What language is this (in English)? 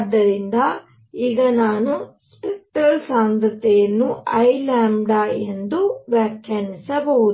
Kannada